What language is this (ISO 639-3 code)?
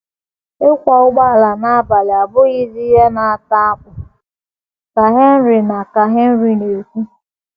ibo